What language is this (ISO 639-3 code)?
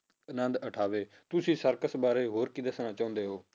pan